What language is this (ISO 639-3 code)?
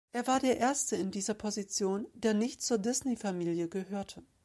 deu